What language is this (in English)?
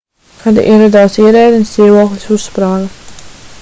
Latvian